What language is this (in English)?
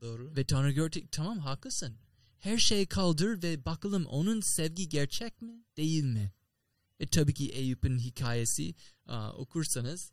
Turkish